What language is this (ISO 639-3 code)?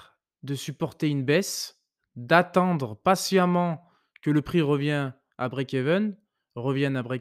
fra